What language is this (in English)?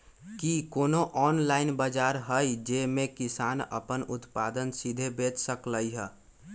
Magahi